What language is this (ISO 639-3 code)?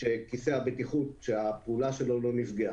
heb